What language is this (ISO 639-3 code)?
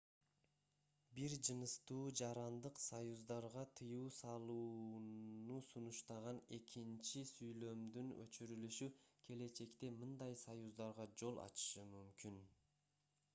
kir